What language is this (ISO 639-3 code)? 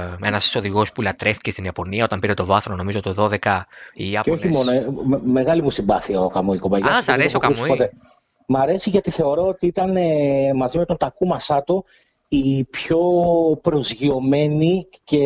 ell